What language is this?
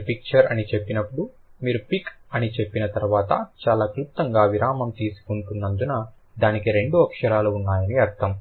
Telugu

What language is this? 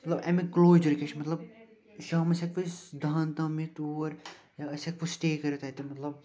Kashmiri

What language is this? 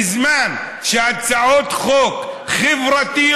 Hebrew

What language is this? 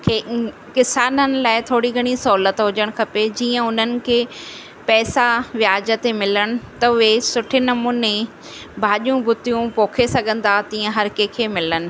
Sindhi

